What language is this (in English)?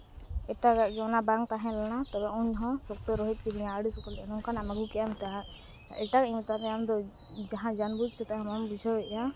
Santali